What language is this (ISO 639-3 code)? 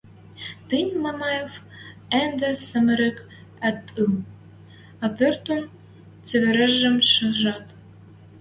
mrj